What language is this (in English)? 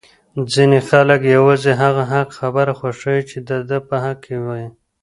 Pashto